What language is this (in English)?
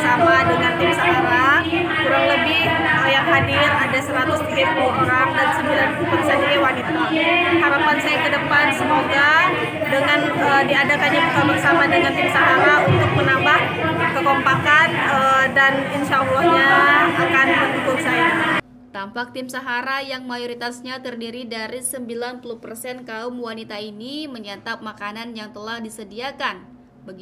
Indonesian